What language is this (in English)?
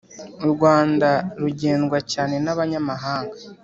Kinyarwanda